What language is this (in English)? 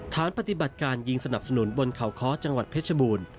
Thai